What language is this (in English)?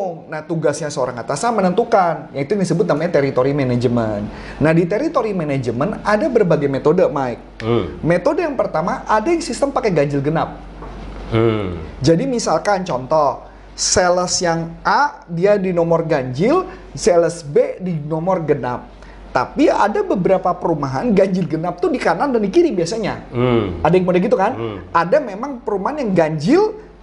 Indonesian